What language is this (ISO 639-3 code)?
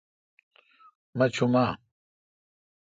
xka